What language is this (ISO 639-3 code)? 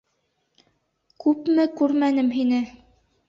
bak